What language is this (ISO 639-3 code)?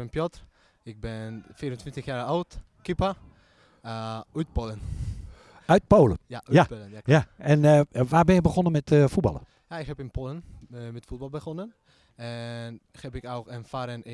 nld